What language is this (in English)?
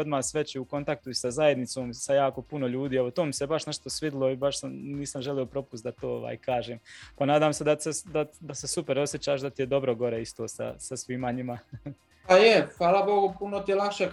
Croatian